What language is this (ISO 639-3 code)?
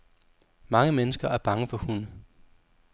dan